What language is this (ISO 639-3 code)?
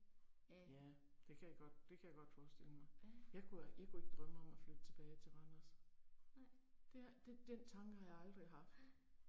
dan